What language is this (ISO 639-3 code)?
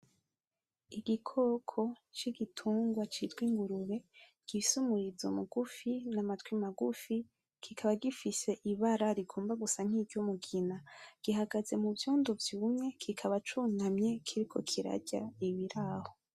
run